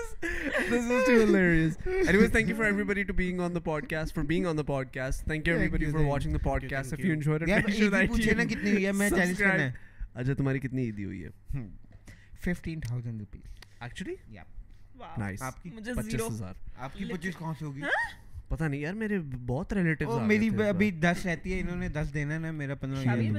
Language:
Urdu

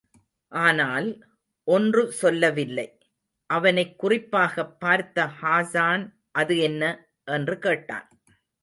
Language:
Tamil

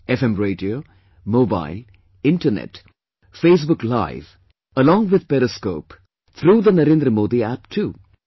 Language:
English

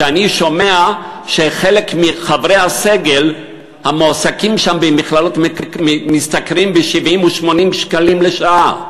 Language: Hebrew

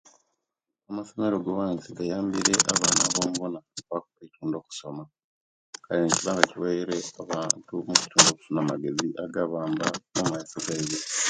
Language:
Kenyi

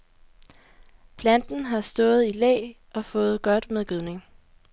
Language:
Danish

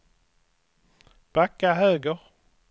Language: Swedish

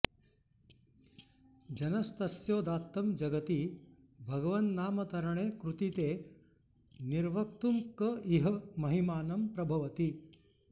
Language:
Sanskrit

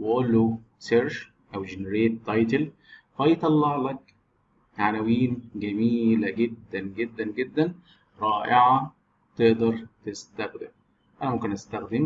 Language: Arabic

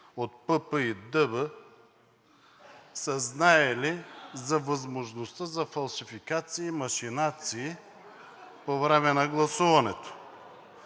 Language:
Bulgarian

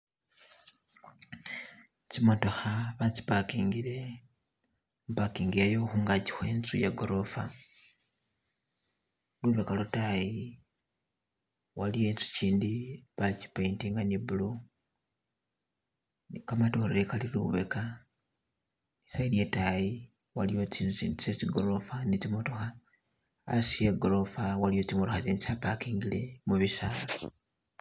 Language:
Masaaba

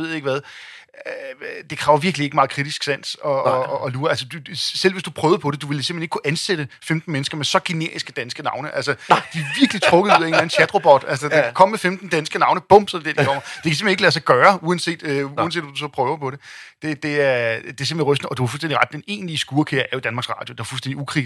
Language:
Danish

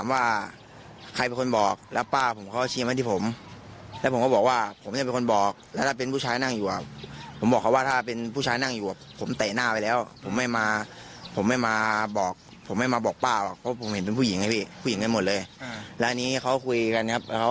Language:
Thai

